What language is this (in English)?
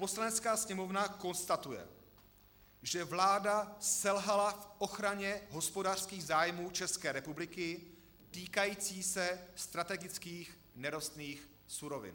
Czech